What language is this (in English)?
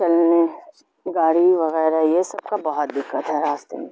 Urdu